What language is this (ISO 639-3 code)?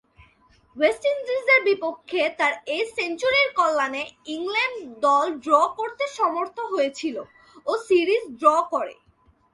ben